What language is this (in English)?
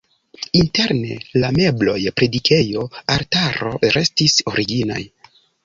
Esperanto